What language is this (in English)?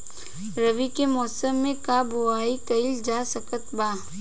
Bhojpuri